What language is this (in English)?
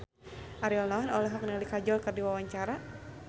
Sundanese